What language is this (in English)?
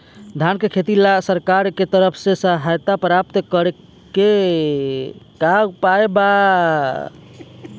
Bhojpuri